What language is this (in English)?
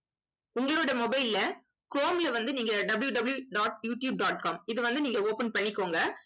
Tamil